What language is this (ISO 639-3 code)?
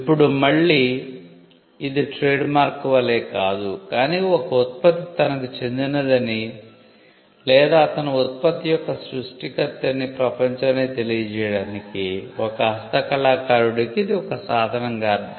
tel